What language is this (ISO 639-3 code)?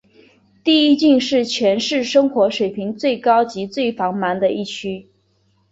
zho